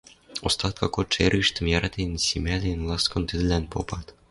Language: Western Mari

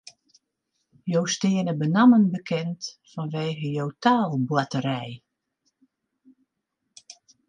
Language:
Western Frisian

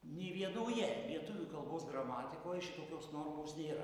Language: Lithuanian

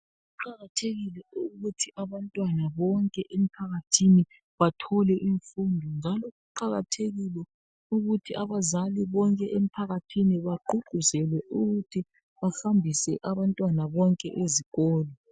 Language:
North Ndebele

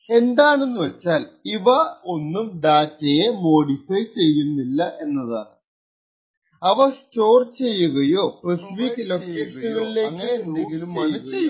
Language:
Malayalam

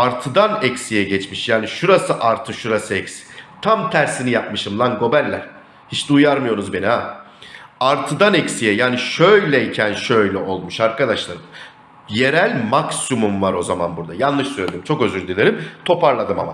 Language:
Turkish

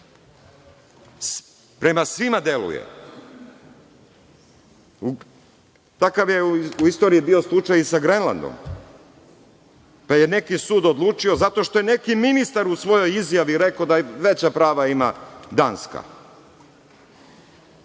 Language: Serbian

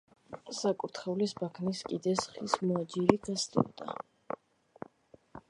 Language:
Georgian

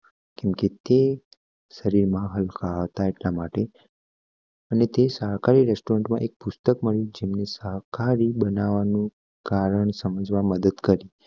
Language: Gujarati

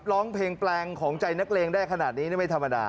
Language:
Thai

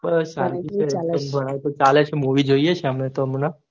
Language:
Gujarati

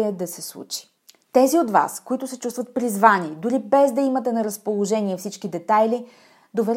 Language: Bulgarian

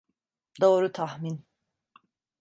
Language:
Turkish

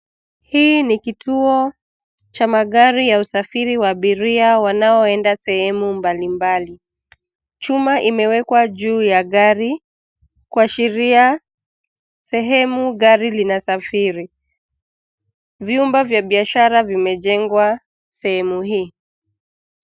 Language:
Swahili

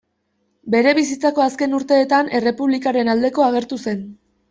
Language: Basque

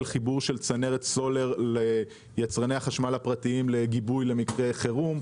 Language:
Hebrew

